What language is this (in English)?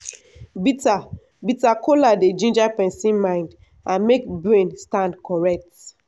Nigerian Pidgin